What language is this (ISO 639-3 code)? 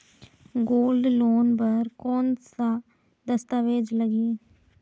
hne